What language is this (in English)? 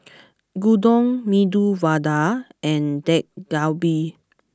English